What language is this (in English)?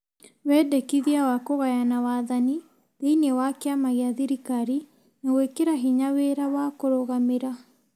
Kikuyu